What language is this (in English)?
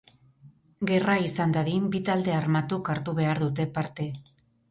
Basque